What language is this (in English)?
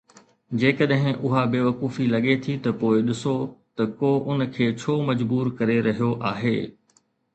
Sindhi